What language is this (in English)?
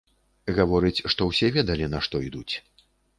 Belarusian